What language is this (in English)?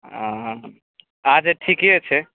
Maithili